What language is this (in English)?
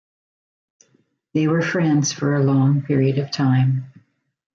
English